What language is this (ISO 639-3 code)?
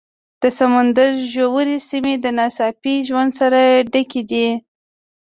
pus